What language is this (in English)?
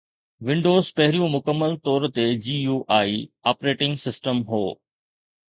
Sindhi